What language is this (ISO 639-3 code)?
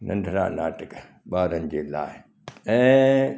snd